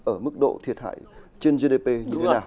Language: Vietnamese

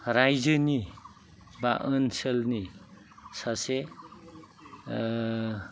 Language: Bodo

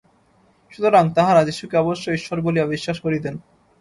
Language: Bangla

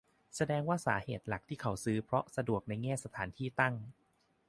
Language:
Thai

